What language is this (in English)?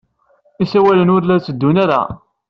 Kabyle